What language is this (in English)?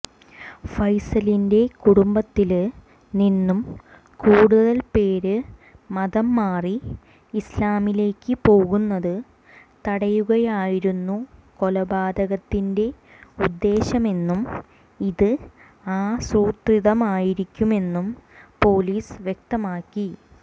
Malayalam